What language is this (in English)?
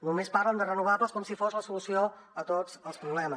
Catalan